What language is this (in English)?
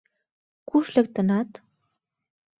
Mari